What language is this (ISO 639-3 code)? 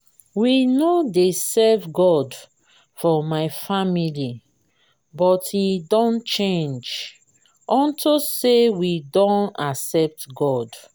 pcm